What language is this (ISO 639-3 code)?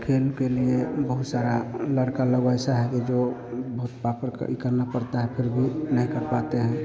hin